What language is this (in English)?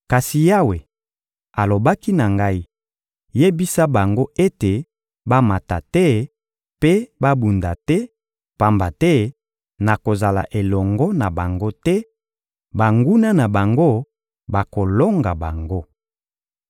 Lingala